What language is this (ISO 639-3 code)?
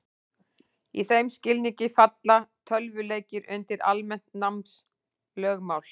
isl